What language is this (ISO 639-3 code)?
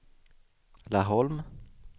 swe